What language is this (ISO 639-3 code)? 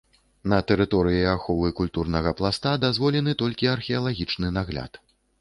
bel